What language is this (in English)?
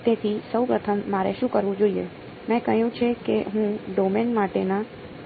Gujarati